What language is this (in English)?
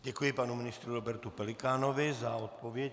Czech